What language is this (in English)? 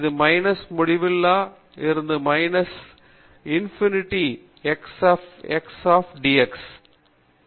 Tamil